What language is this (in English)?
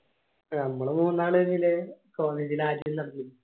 Malayalam